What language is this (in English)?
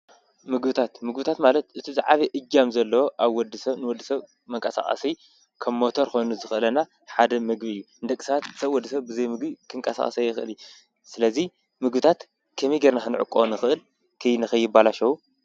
Tigrinya